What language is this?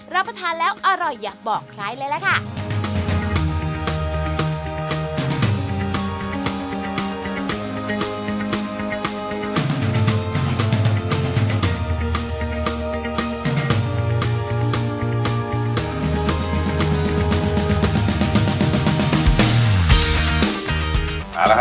Thai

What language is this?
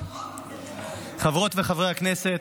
Hebrew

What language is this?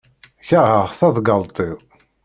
Kabyle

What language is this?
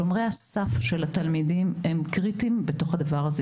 Hebrew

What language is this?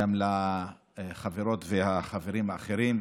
Hebrew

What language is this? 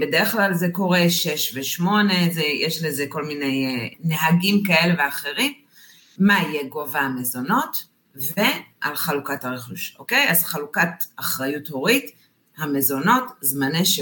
Hebrew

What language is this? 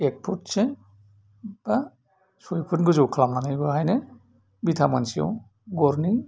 Bodo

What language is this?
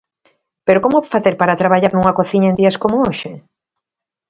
Galician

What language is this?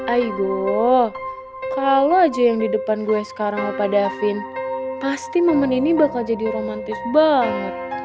Indonesian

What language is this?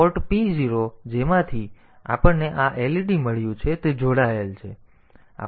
Gujarati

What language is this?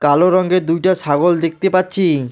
Bangla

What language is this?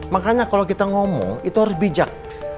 Indonesian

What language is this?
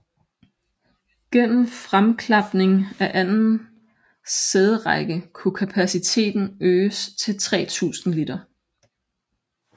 Danish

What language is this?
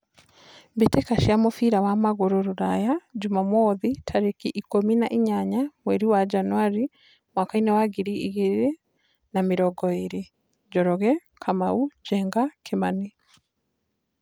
Kikuyu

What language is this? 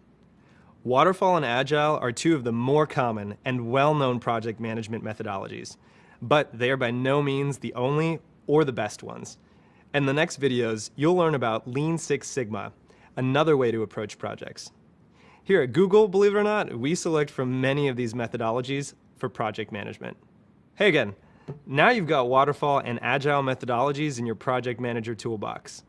English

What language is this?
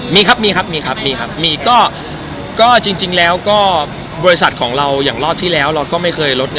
Thai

